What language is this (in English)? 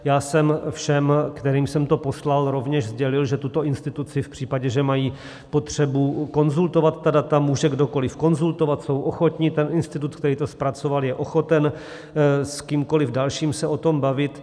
Czech